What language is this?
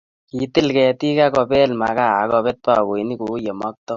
Kalenjin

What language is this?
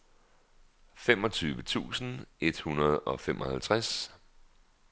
Danish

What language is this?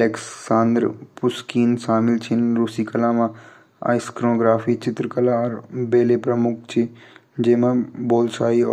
Garhwali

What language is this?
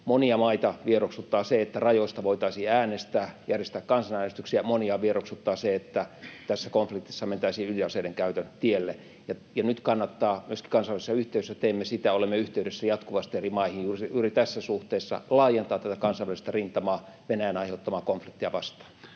Finnish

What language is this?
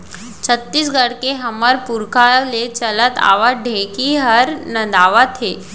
Chhattisgarhi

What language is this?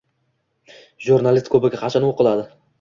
Uzbek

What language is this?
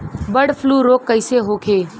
Bhojpuri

